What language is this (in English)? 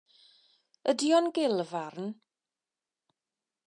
Welsh